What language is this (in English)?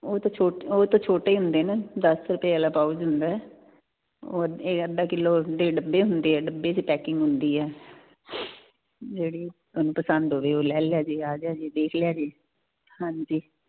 Punjabi